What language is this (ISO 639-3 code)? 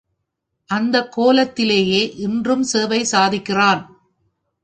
tam